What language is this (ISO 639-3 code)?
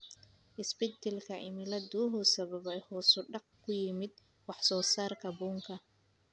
som